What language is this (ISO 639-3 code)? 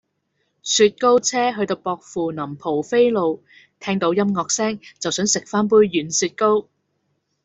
yue